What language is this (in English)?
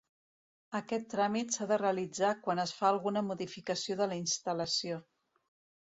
Catalan